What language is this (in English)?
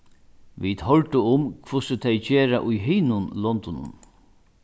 Faroese